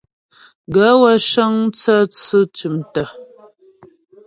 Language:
Ghomala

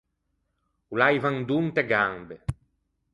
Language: Ligurian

